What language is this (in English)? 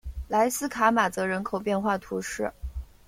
Chinese